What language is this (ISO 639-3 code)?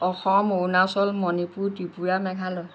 asm